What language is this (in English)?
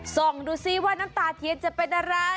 Thai